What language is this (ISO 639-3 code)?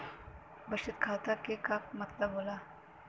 bho